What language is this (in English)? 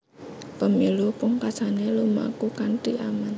Javanese